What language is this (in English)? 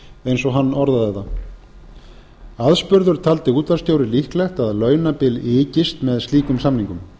Icelandic